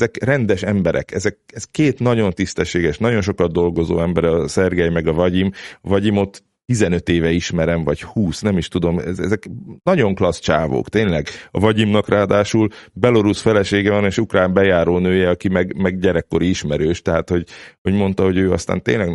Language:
Hungarian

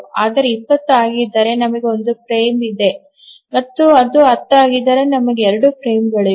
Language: Kannada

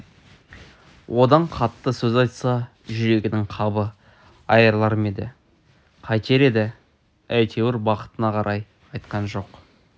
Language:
Kazakh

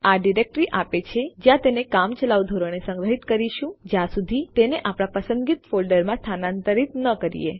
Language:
Gujarati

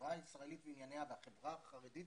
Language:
Hebrew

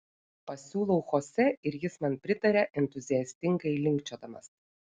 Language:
Lithuanian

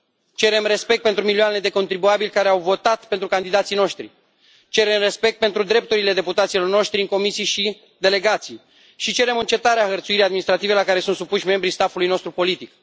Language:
Romanian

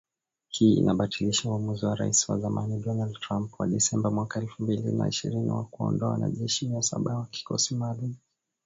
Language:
Swahili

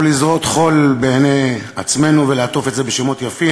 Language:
Hebrew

